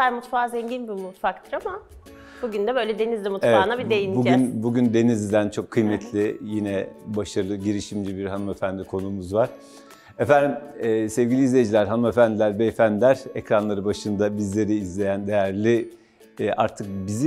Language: Turkish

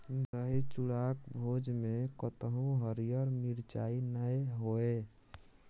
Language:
Maithili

